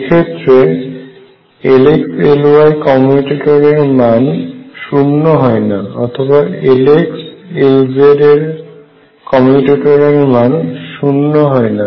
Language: Bangla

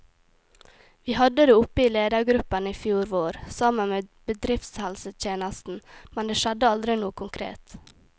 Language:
Norwegian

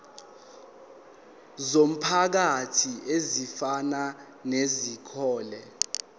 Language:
Zulu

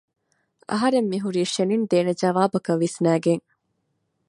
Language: Divehi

